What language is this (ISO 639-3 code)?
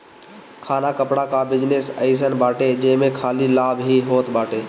bho